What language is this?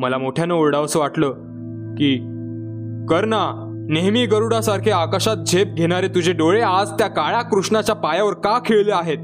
Marathi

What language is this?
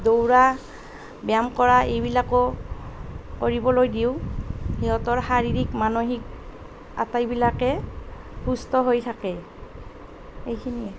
Assamese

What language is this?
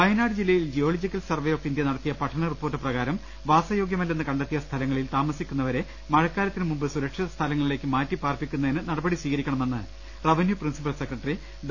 Malayalam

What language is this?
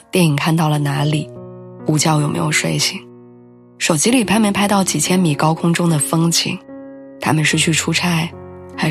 Chinese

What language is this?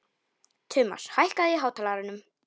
Icelandic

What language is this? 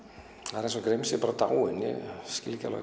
Icelandic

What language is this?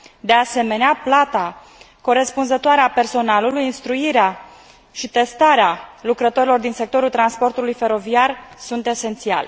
Romanian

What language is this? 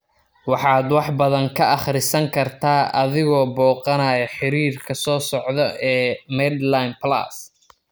Somali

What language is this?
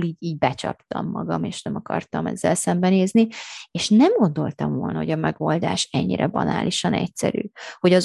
Hungarian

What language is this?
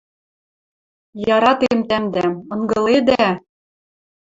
Western Mari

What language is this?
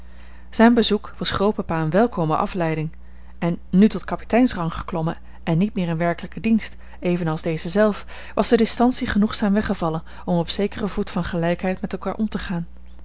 Dutch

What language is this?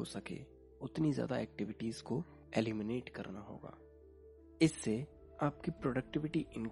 Hindi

